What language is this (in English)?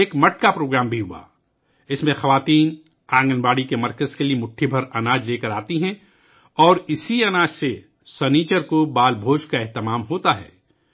Urdu